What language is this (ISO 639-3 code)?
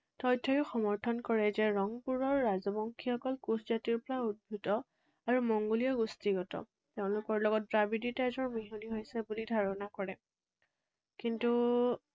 asm